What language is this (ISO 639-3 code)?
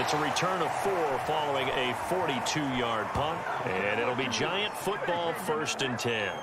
eng